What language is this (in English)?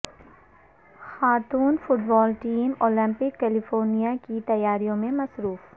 Urdu